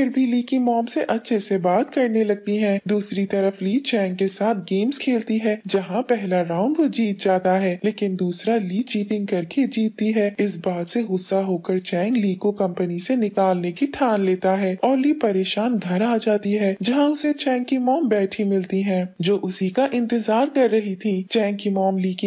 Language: Hindi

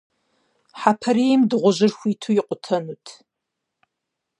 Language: Kabardian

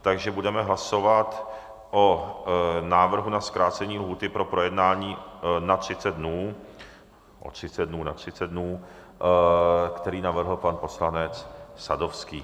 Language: Czech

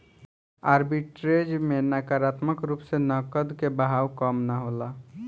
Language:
Bhojpuri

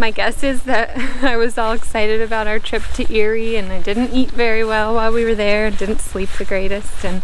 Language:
English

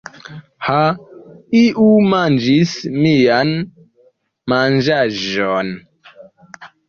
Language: Esperanto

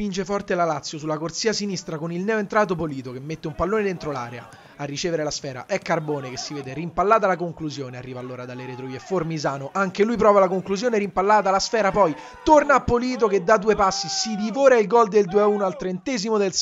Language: Italian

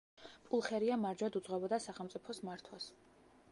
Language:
Georgian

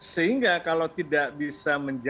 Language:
Indonesian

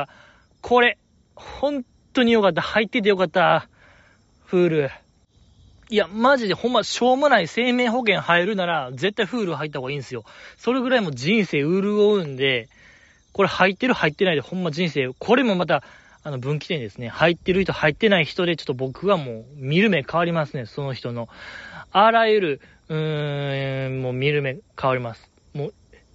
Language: Japanese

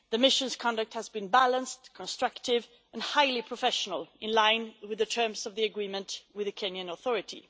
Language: English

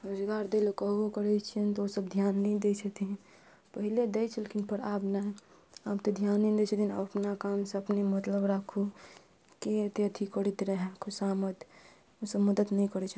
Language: Maithili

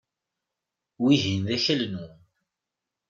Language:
Kabyle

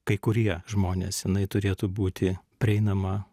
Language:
Lithuanian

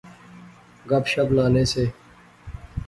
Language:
Pahari-Potwari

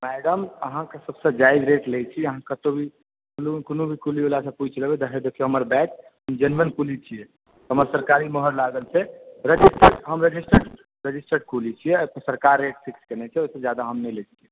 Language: Maithili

